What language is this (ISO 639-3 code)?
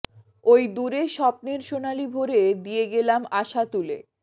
ben